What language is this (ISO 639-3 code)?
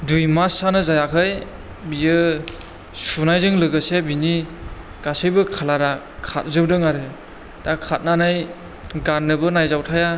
brx